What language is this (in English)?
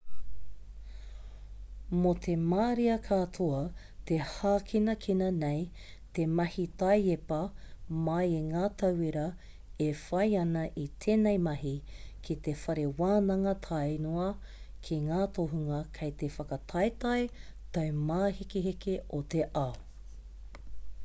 Māori